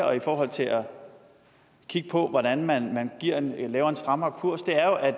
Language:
Danish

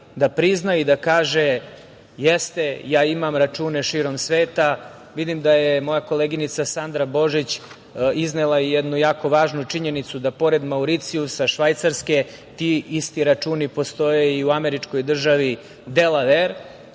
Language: Serbian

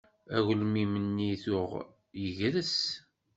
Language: Kabyle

